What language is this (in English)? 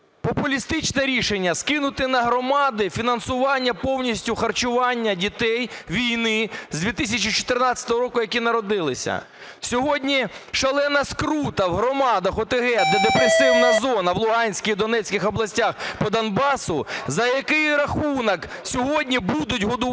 Ukrainian